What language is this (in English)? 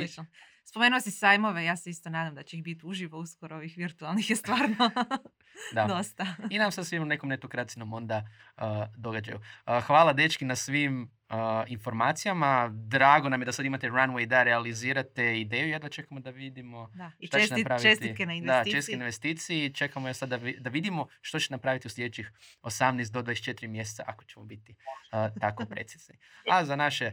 Croatian